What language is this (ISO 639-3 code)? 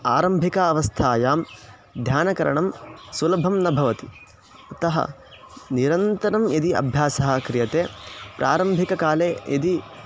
san